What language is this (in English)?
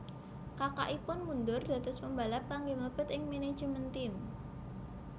Javanese